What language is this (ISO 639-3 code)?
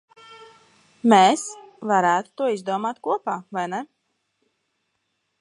lav